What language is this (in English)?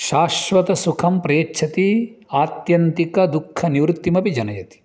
Sanskrit